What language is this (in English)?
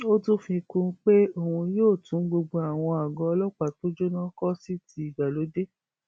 Yoruba